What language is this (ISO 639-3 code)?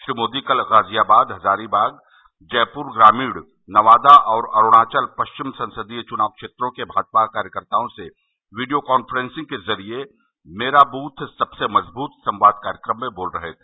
hin